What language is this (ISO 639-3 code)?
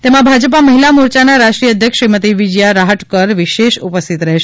guj